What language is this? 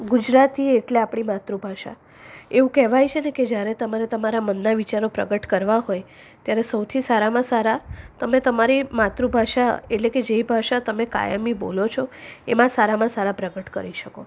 Gujarati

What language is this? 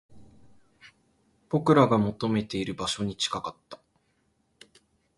Japanese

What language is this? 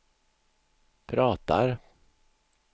Swedish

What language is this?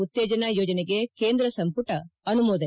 Kannada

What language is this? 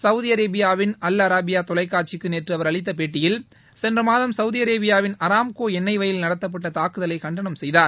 Tamil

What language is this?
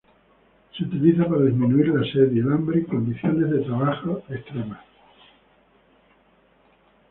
Spanish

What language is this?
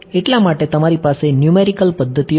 Gujarati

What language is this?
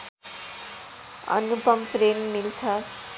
Nepali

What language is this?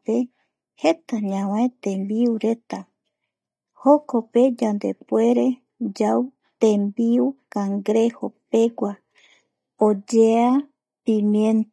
Eastern Bolivian Guaraní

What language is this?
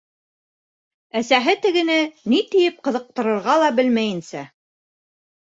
Bashkir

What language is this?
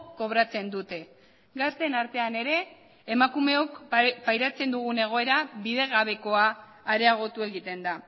Basque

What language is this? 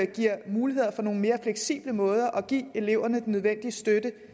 Danish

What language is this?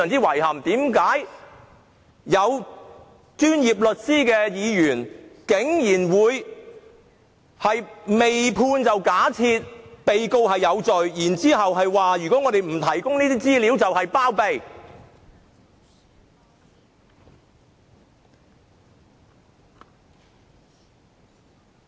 Cantonese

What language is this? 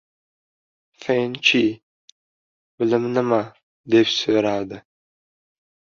Uzbek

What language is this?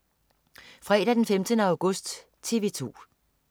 Danish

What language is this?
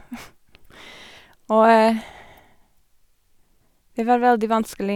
Norwegian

